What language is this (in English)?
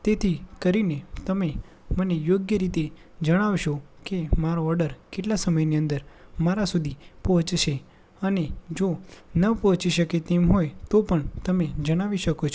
Gujarati